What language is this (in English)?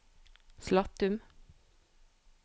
Norwegian